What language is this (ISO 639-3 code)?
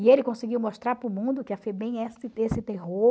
por